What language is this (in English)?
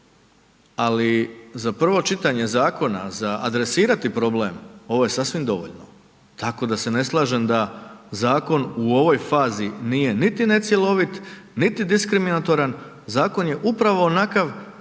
Croatian